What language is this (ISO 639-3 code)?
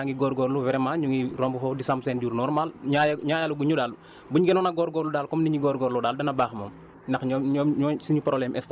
wol